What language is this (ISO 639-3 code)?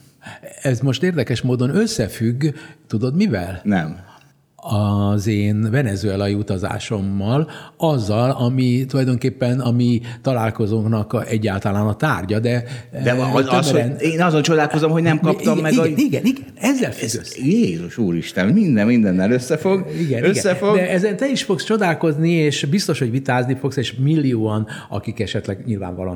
hun